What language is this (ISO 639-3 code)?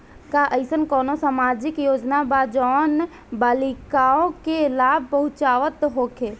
bho